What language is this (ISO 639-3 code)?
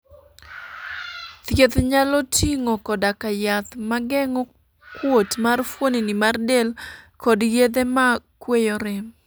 luo